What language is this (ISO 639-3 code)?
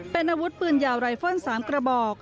tha